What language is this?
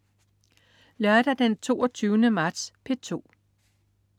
Danish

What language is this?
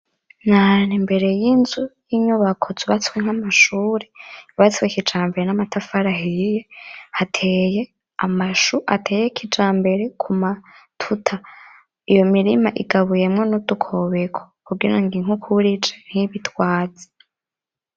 Rundi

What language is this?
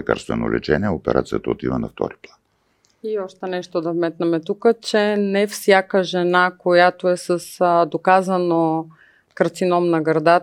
Bulgarian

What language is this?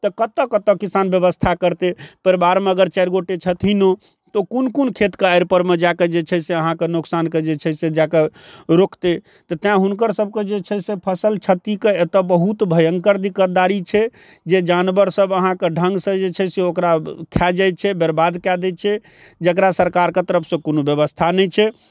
Maithili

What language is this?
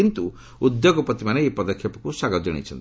Odia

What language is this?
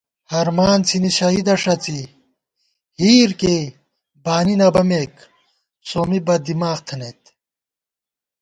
Gawar-Bati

